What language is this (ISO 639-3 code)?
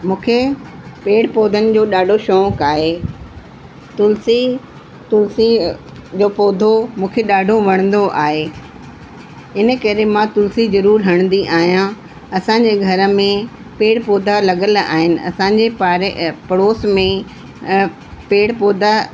snd